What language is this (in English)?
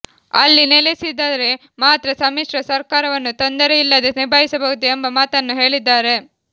Kannada